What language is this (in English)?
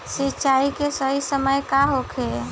Bhojpuri